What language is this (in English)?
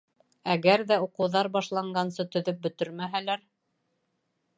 Bashkir